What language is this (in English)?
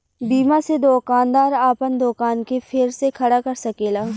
Bhojpuri